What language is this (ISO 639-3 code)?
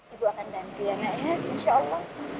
ind